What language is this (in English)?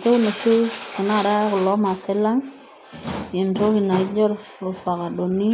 Masai